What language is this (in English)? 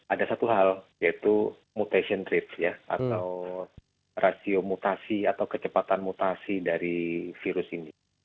Indonesian